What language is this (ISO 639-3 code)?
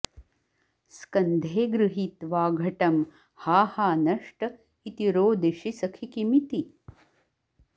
san